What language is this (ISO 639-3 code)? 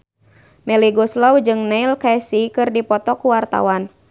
sun